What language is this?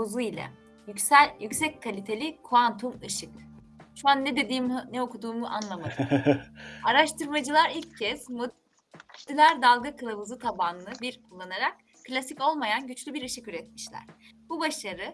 Turkish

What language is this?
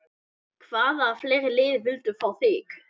Icelandic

